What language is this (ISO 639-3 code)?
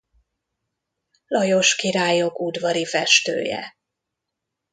hun